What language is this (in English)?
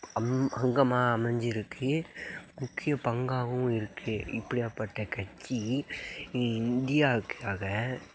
Tamil